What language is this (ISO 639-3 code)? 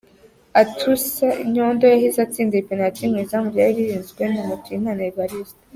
kin